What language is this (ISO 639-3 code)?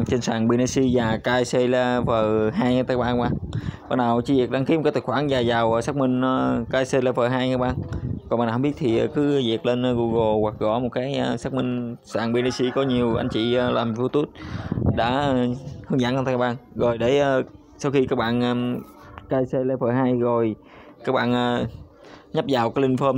vie